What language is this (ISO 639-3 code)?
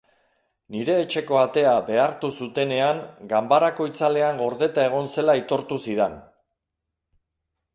eus